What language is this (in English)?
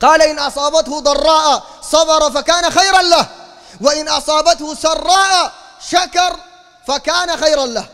Arabic